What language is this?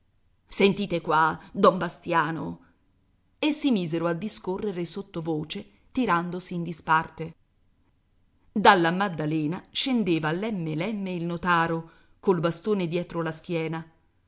Italian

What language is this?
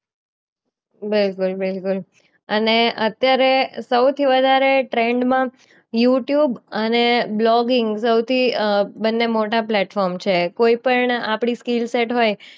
Gujarati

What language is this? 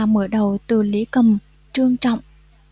Vietnamese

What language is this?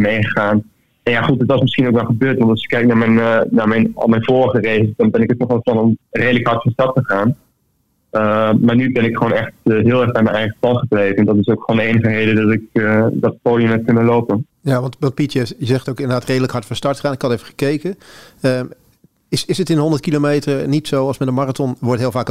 Dutch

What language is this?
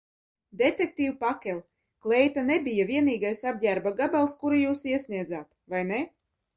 Latvian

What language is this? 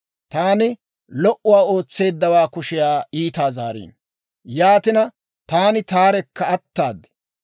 Dawro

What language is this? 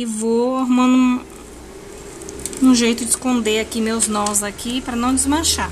Portuguese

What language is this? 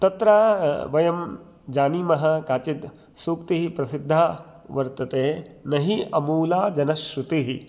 Sanskrit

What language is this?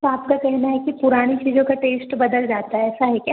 Hindi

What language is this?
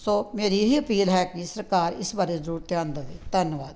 Punjabi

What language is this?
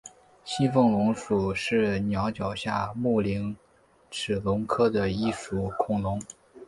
Chinese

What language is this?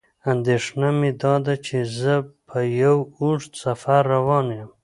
Pashto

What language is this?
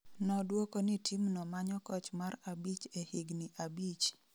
Luo (Kenya and Tanzania)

